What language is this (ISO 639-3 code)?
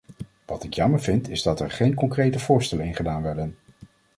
nld